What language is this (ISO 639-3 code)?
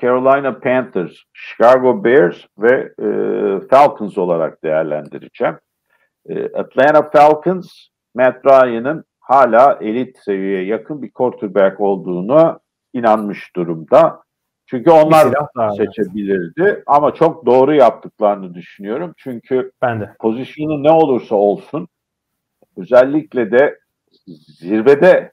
tur